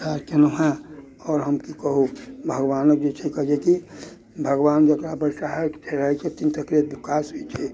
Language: Maithili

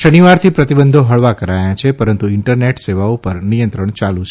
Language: Gujarati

